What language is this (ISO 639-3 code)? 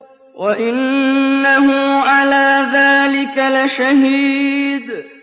ara